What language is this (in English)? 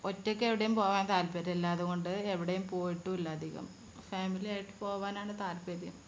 Malayalam